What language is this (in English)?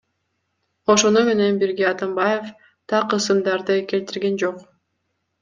Kyrgyz